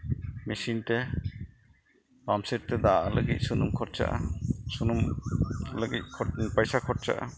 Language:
Santali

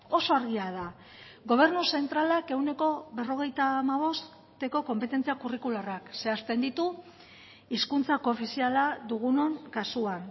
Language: Basque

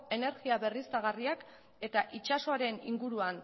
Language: Basque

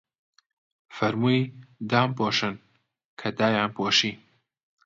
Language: Central Kurdish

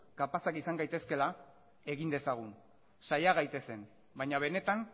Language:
Basque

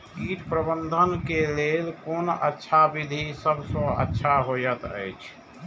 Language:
Maithili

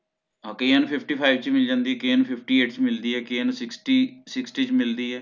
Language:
Punjabi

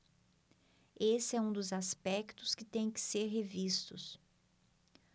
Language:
Portuguese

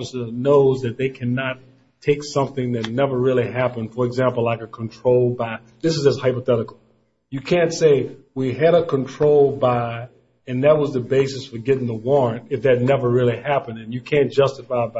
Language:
English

